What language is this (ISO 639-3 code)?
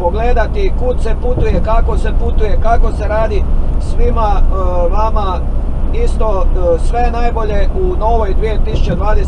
hrv